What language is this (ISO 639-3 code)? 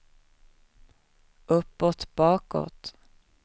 swe